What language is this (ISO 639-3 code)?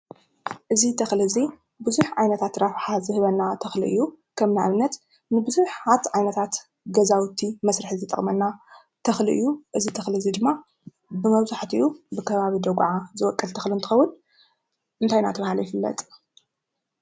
tir